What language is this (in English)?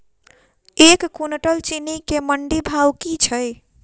Maithili